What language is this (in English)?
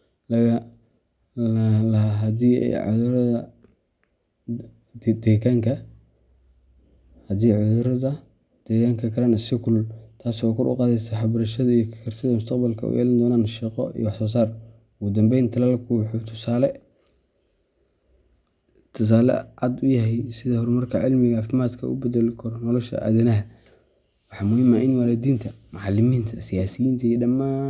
Somali